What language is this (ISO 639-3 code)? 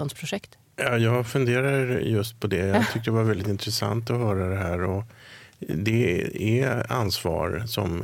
swe